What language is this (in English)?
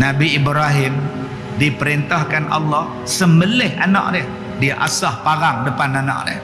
Malay